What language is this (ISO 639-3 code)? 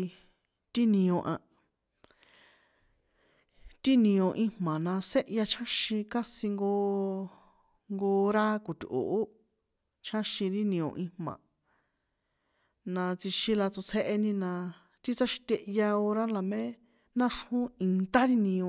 poe